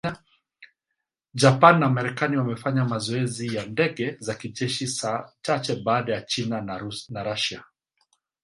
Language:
Swahili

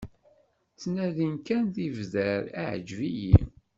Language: Kabyle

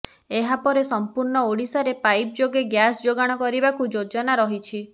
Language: Odia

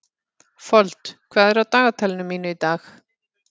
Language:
Icelandic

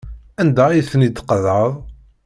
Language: Kabyle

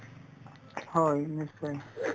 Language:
Assamese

